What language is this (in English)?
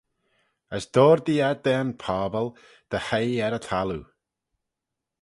Manx